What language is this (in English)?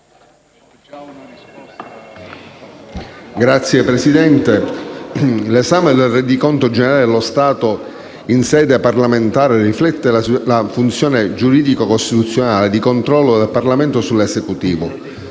Italian